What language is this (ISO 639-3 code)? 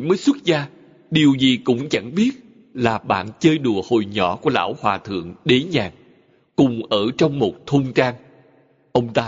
vie